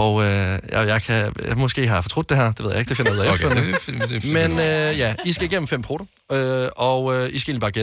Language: Danish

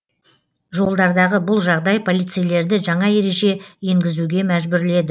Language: Kazakh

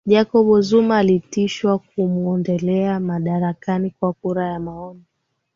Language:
Swahili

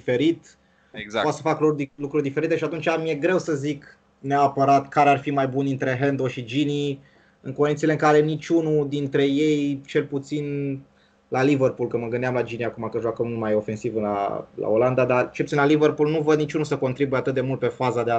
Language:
Romanian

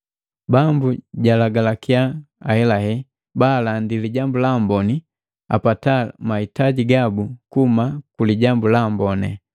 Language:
Matengo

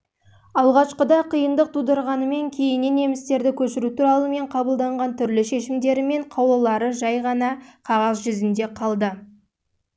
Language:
Kazakh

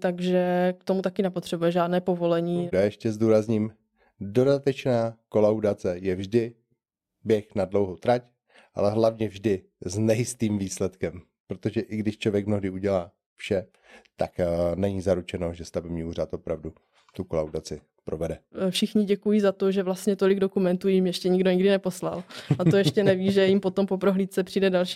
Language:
Czech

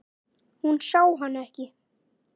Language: Icelandic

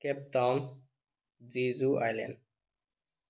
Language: Manipuri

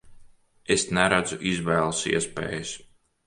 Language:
Latvian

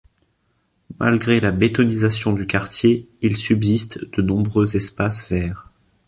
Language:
French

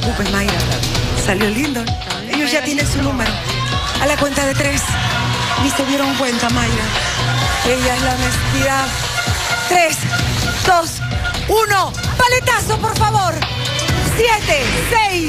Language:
Spanish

